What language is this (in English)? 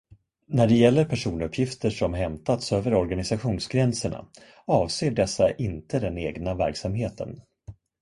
Swedish